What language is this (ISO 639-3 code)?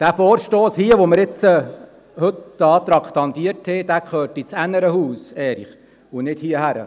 gsw